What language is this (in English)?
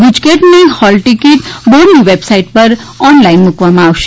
Gujarati